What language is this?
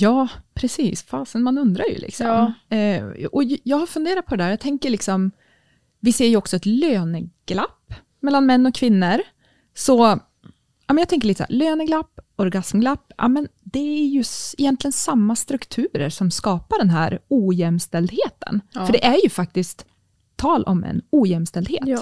Swedish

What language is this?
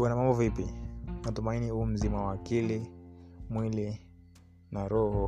Swahili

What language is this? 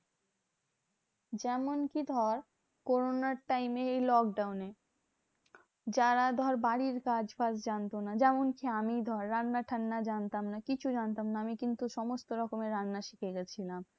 Bangla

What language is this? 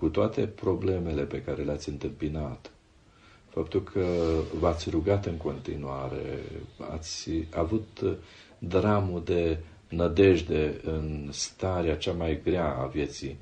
Romanian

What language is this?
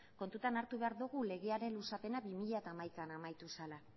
Basque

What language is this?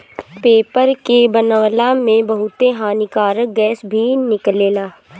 Bhojpuri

